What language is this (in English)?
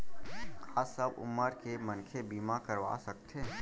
Chhattisgarhi